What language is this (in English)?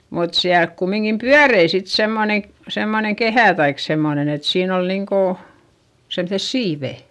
Finnish